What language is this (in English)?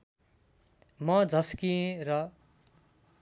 Nepali